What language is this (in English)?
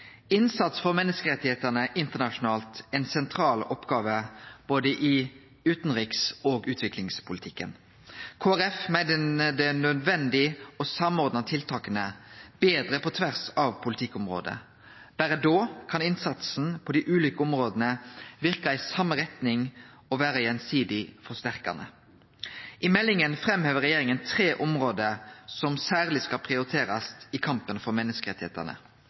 Norwegian Nynorsk